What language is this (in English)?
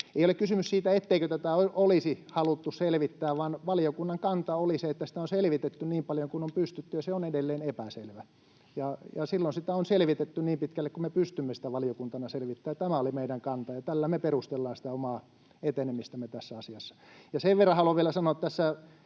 Finnish